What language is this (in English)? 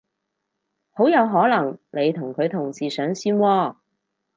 Cantonese